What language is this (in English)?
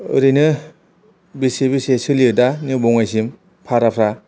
Bodo